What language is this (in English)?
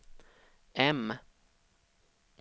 Swedish